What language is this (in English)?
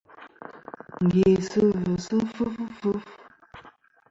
Kom